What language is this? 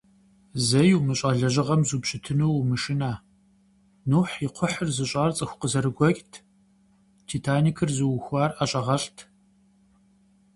Kabardian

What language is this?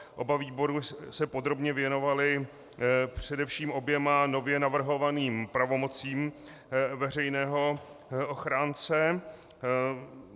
Czech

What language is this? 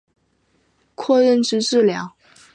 Chinese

